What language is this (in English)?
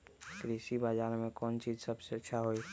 Magahi